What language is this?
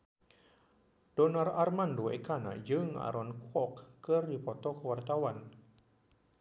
Sundanese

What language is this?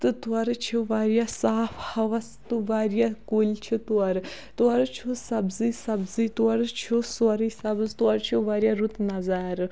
Kashmiri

